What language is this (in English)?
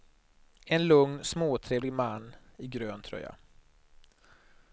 Swedish